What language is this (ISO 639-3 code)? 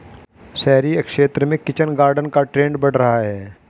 hin